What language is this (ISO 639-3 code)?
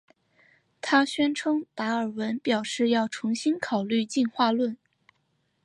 zho